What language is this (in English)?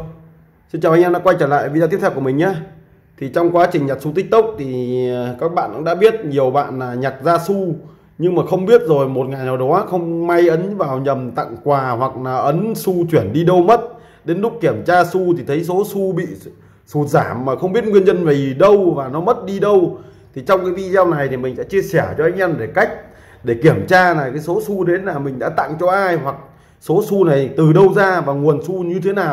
Vietnamese